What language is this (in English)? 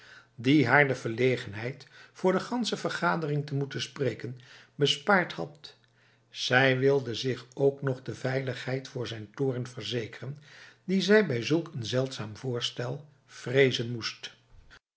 Dutch